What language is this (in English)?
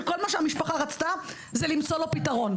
Hebrew